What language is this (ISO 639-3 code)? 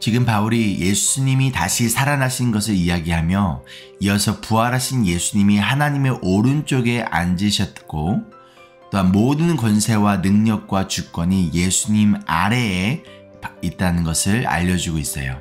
kor